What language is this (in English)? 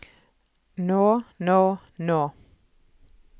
Norwegian